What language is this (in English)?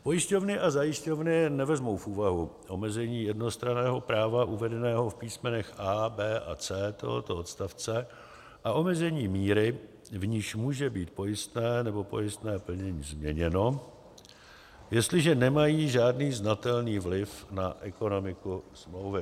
Czech